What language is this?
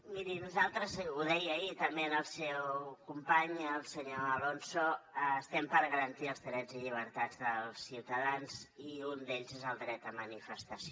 Catalan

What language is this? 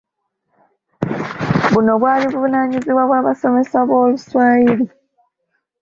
Ganda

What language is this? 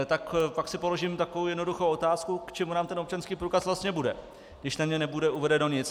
Czech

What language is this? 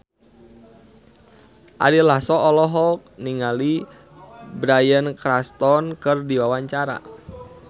Sundanese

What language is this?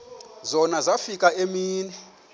Xhosa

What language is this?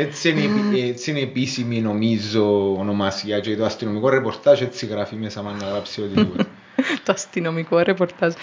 Greek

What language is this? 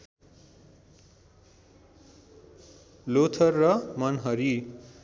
Nepali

